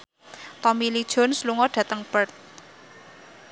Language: Javanese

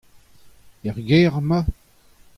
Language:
Breton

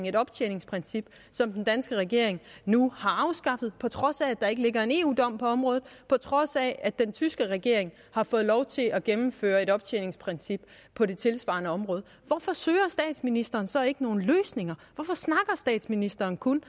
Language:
Danish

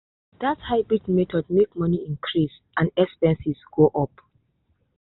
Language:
Nigerian Pidgin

